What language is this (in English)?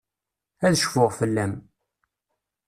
Kabyle